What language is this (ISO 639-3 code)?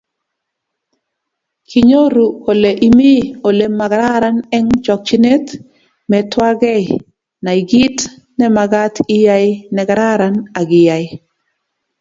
kln